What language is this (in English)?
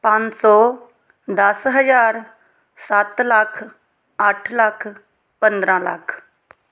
Punjabi